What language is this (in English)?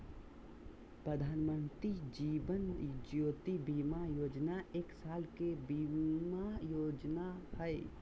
Magahi